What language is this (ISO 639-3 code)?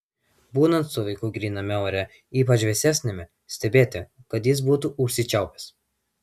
lit